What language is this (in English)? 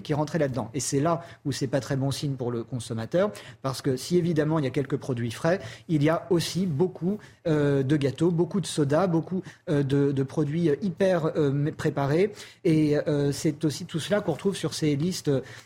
French